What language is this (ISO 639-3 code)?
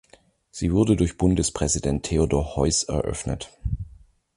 deu